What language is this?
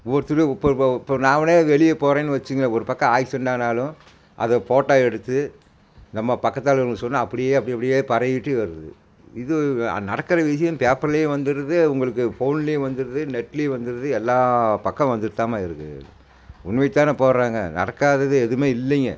Tamil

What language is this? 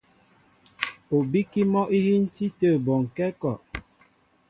Mbo (Cameroon)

